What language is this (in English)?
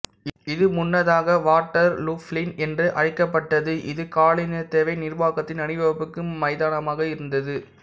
Tamil